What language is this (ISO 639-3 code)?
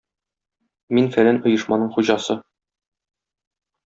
tat